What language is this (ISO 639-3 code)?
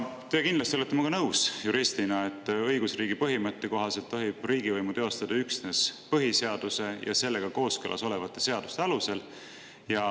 est